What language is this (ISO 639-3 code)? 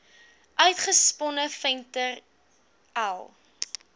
afr